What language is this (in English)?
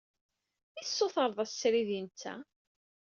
Kabyle